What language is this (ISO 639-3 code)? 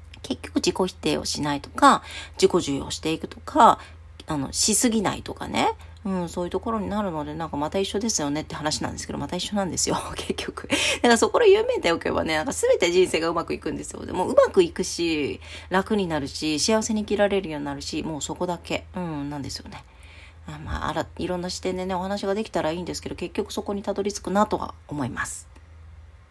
jpn